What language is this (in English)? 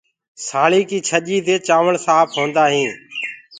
Gurgula